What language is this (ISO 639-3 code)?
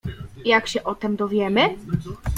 pol